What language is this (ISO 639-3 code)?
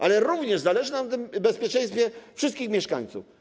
pol